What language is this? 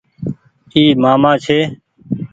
Goaria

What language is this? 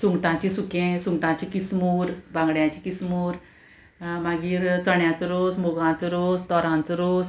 Konkani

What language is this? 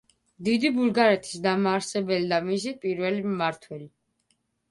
Georgian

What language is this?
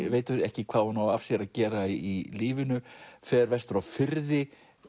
Icelandic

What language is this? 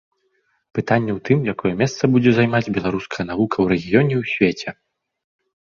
Belarusian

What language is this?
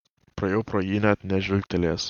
Lithuanian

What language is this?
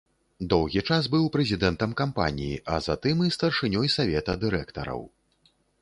Belarusian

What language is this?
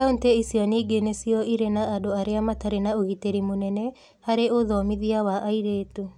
Kikuyu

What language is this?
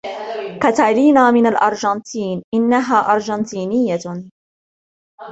Arabic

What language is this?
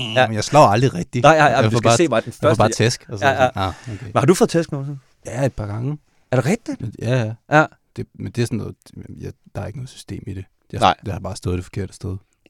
Danish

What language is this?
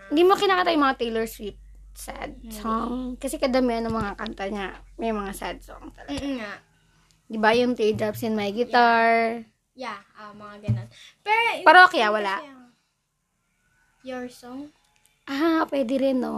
Filipino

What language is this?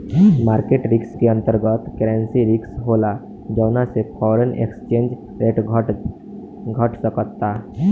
Bhojpuri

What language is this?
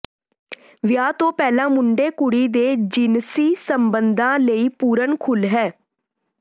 Punjabi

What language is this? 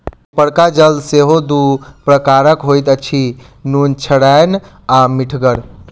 Maithili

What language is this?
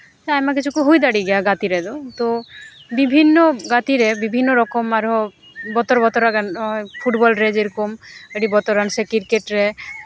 Santali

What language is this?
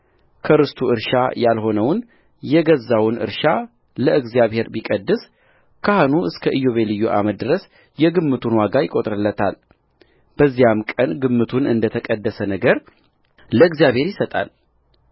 Amharic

